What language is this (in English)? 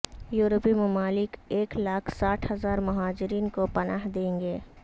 Urdu